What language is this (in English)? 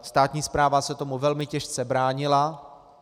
Czech